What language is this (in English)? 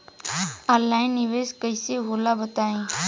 Bhojpuri